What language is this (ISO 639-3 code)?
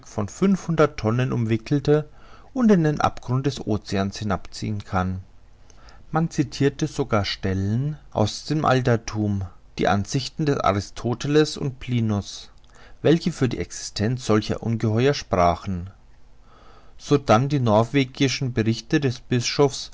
deu